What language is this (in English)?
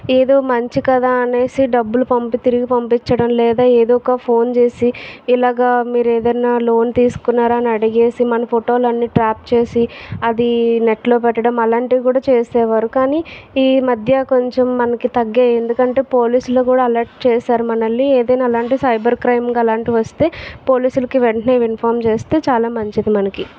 Telugu